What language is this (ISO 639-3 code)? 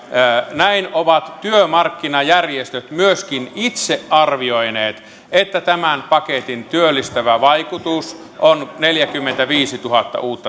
fin